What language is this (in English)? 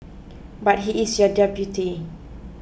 English